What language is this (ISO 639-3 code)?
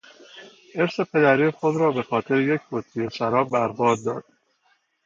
fas